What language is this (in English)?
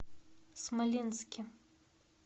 Russian